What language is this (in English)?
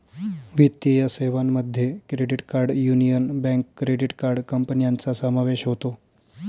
Marathi